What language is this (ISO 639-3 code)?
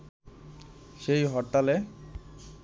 ben